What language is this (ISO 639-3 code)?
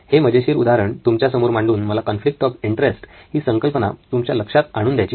mar